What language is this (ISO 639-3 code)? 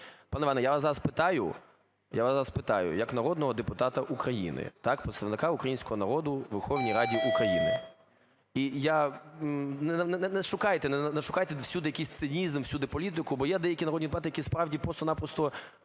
ukr